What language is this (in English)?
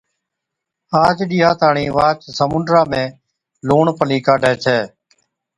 Od